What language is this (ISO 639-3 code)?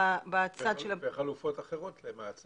heb